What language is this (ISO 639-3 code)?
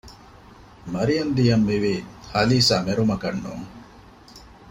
div